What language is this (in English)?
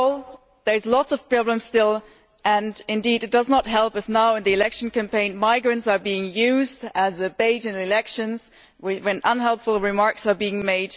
English